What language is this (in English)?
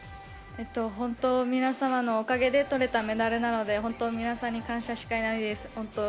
Japanese